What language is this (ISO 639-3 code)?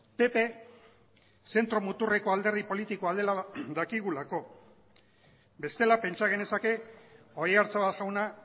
eus